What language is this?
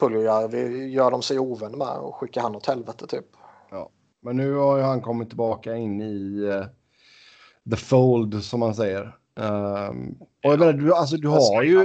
Swedish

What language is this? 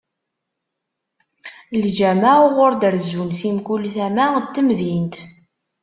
Kabyle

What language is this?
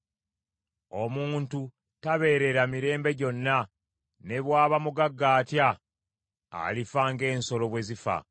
Ganda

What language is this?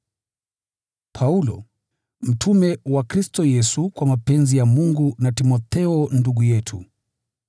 Swahili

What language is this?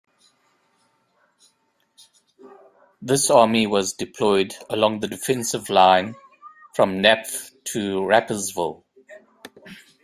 English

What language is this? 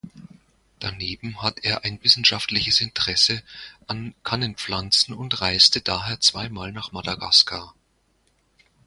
German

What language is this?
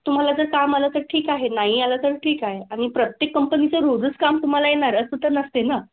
Marathi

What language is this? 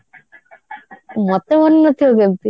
Odia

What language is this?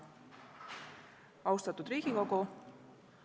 Estonian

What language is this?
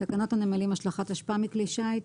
Hebrew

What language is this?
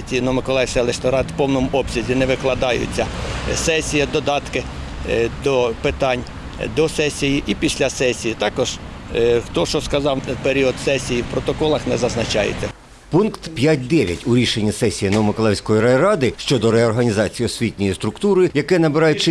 Ukrainian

